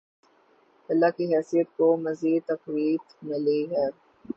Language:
Urdu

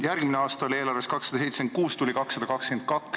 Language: Estonian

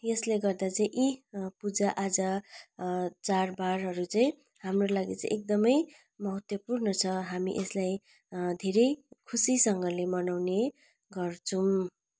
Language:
Nepali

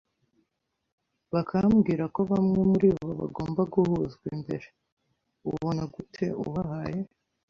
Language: Kinyarwanda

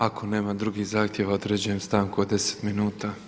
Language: Croatian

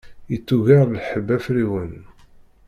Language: Kabyle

